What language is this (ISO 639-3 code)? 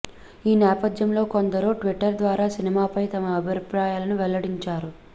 tel